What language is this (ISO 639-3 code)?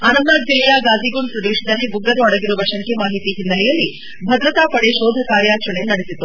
kan